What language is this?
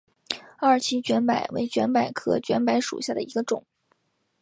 Chinese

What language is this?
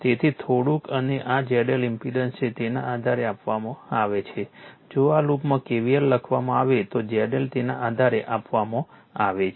Gujarati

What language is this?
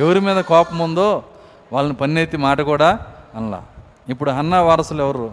Telugu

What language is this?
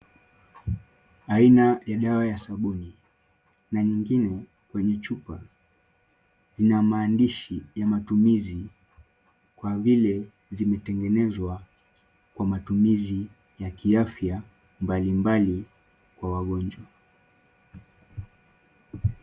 Swahili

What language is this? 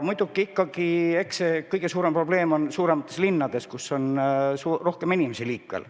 Estonian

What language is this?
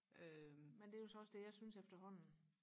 Danish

